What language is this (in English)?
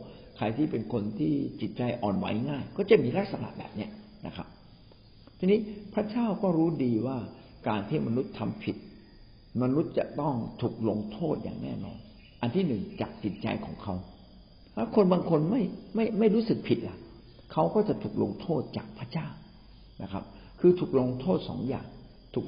Thai